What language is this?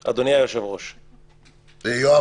Hebrew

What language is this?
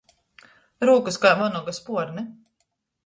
Latgalian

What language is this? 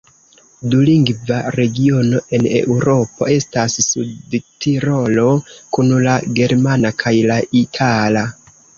Esperanto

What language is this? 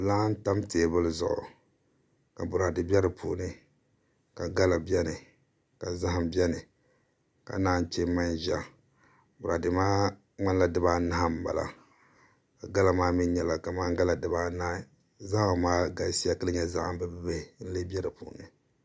Dagbani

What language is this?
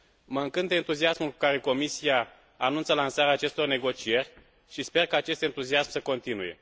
Romanian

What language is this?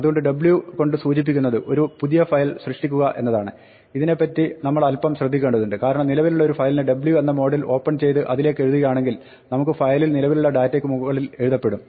Malayalam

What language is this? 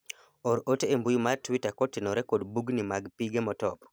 Luo (Kenya and Tanzania)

